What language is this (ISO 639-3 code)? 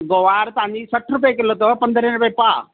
snd